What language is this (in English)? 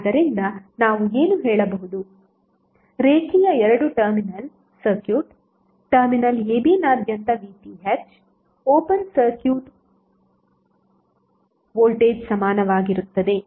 Kannada